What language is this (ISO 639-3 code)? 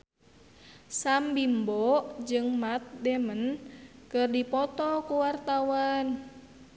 sun